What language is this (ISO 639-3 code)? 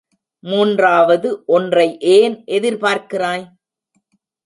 tam